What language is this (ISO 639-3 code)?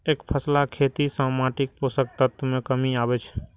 mai